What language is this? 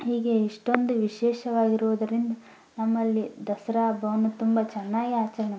Kannada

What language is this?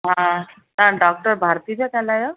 Sindhi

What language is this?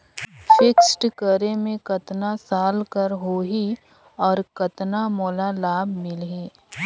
Chhattisgarhi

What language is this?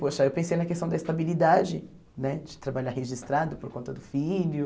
Portuguese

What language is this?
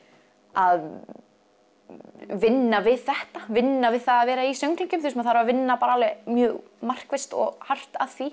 Icelandic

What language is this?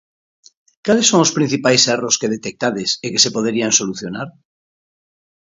Galician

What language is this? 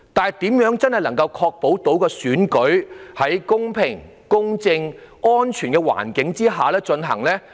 Cantonese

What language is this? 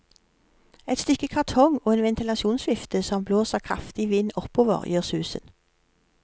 Norwegian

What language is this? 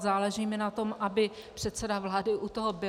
Czech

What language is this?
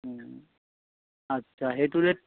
Assamese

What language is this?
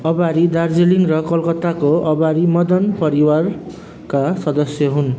Nepali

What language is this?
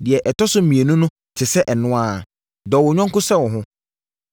Akan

